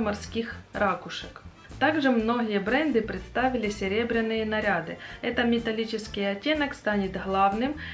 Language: Russian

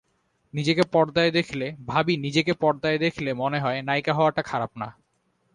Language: Bangla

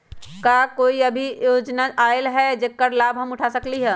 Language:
Magahi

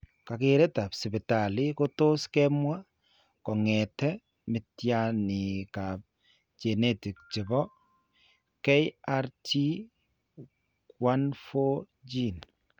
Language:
Kalenjin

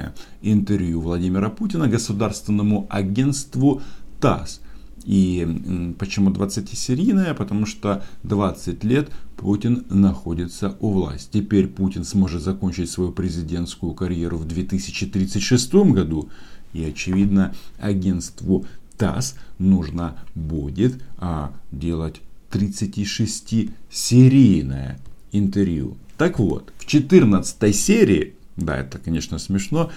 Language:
Russian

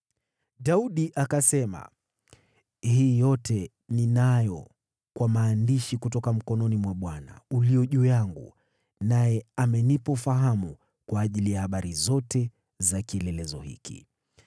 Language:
Swahili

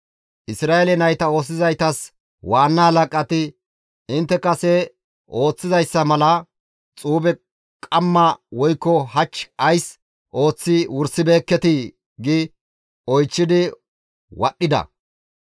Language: Gamo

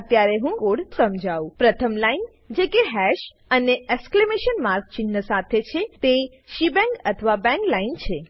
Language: Gujarati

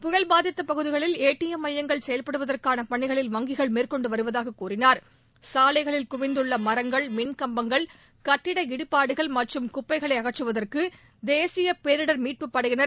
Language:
Tamil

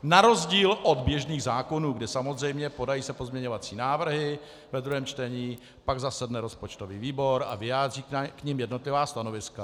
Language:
Czech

